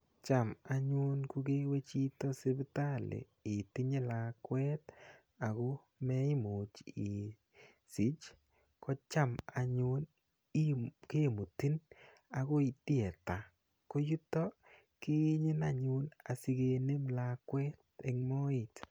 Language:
Kalenjin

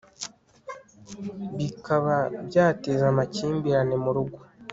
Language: Kinyarwanda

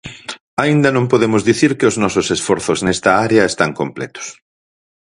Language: Galician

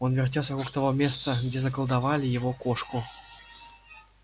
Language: Russian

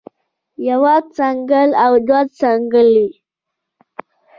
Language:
Pashto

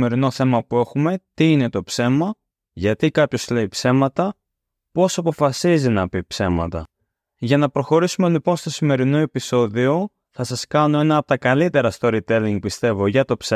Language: Greek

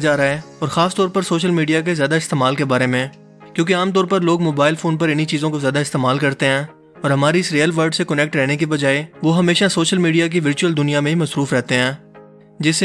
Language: Urdu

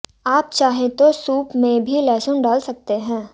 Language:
Hindi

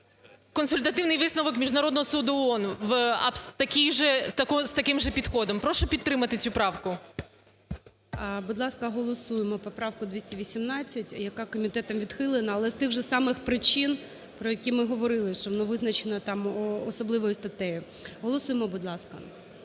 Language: Ukrainian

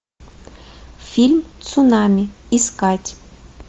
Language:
Russian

